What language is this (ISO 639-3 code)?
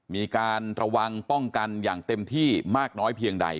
tha